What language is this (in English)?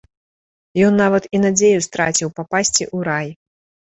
Belarusian